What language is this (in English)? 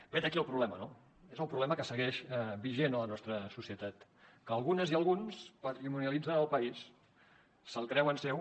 Catalan